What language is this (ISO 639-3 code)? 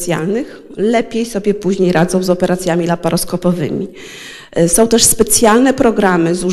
pol